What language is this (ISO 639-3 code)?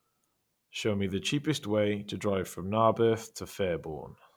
eng